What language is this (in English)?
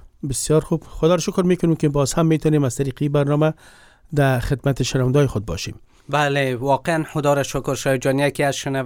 Persian